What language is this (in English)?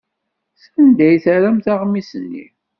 Kabyle